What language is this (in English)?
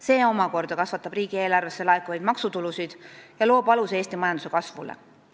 Estonian